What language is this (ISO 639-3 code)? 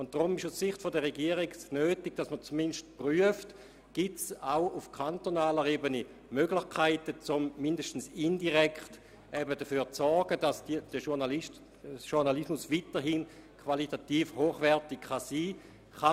gsw